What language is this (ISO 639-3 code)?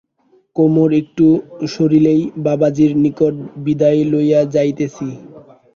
ben